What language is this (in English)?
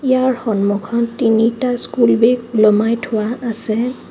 Assamese